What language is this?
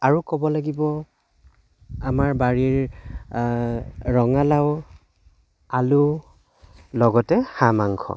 Assamese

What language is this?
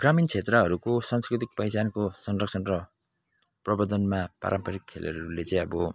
Nepali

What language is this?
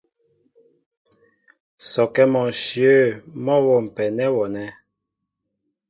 Mbo (Cameroon)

